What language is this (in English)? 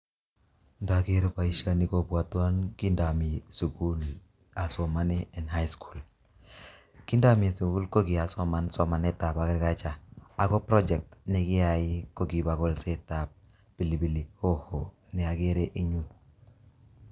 Kalenjin